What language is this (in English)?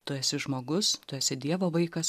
Lithuanian